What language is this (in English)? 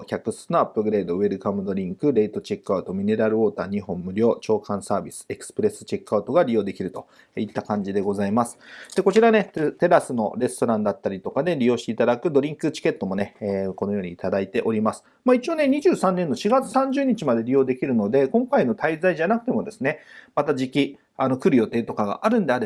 Japanese